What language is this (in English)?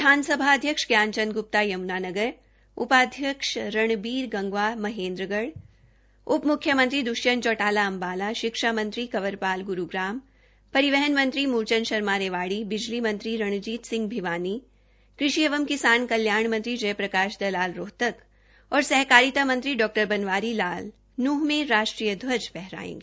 Hindi